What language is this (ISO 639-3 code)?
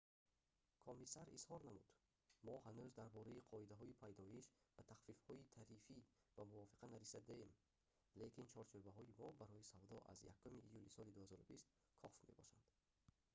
tgk